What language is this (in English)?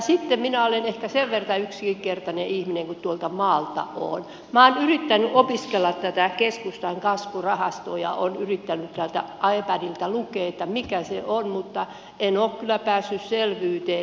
Finnish